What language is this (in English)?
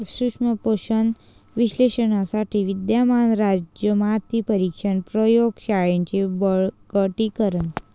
Marathi